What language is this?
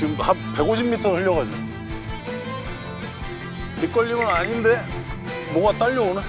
Korean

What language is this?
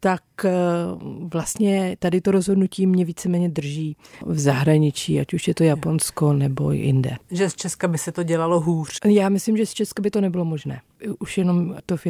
Czech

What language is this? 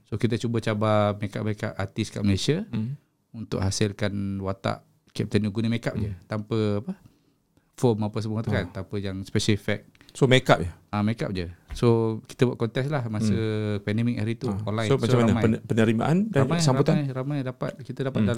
Malay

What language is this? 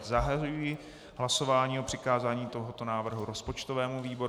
Czech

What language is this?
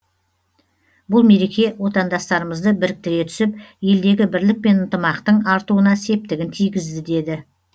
Kazakh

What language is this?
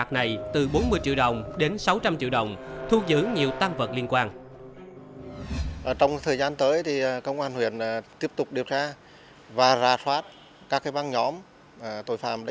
Vietnamese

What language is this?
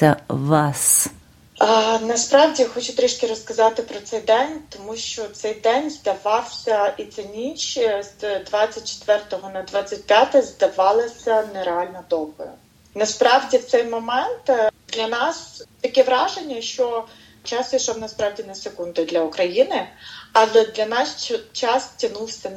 Ukrainian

